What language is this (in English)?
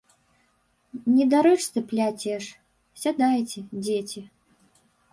Belarusian